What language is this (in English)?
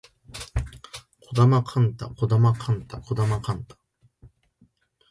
Japanese